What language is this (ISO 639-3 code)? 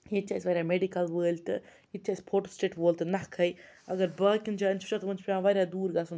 kas